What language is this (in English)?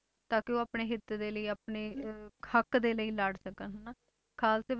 Punjabi